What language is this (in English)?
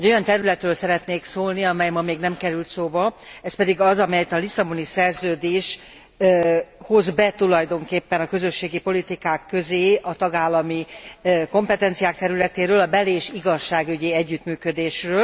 Hungarian